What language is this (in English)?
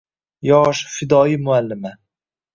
Uzbek